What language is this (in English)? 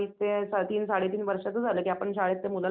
Marathi